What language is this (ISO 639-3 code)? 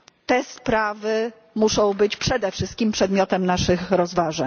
pol